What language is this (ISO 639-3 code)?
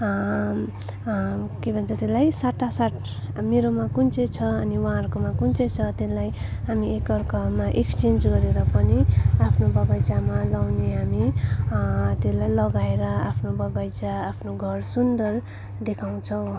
nep